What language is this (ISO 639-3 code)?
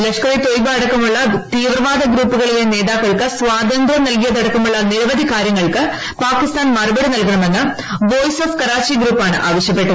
mal